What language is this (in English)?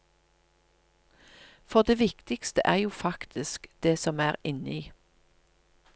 Norwegian